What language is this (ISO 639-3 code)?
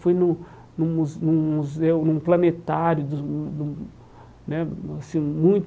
por